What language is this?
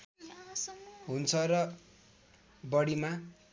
Nepali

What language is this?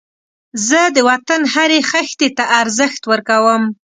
Pashto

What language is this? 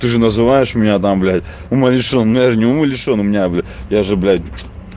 Russian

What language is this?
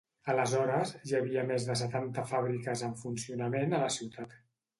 Catalan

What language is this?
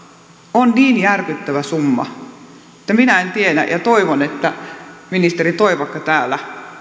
Finnish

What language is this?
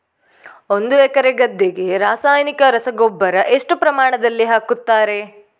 Kannada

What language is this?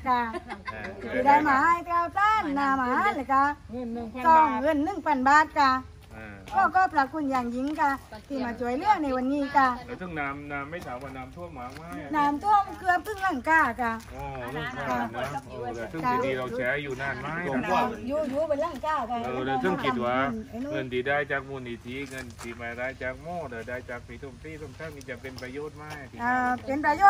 Thai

